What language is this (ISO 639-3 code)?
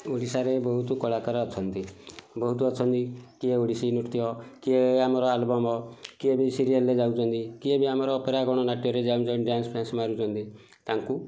ori